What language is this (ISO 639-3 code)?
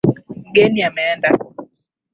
swa